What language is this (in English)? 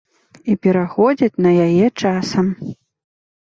Belarusian